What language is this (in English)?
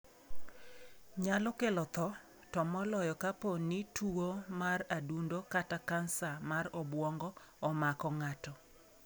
Luo (Kenya and Tanzania)